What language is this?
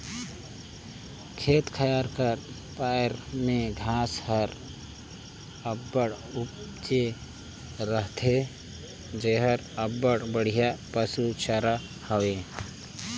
Chhattisgarhi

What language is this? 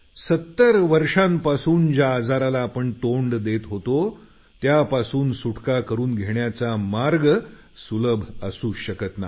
Marathi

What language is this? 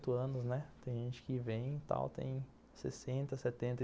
Portuguese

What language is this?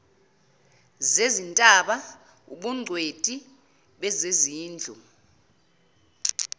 Zulu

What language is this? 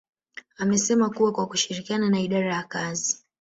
Swahili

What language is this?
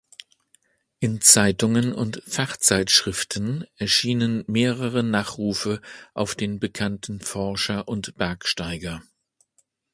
German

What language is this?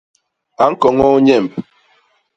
Basaa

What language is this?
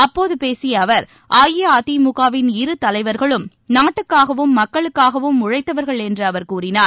Tamil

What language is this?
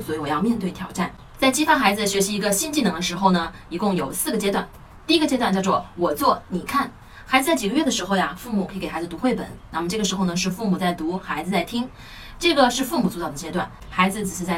Chinese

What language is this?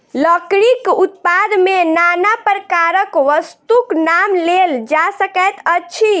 Maithili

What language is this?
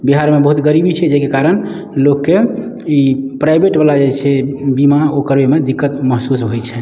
Maithili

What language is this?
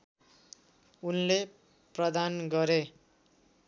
Nepali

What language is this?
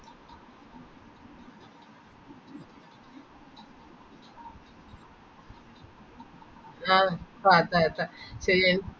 Malayalam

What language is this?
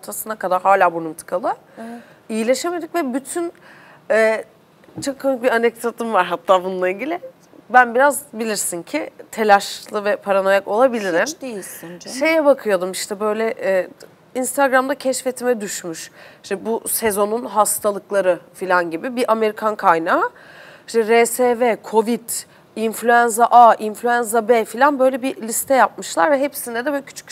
Turkish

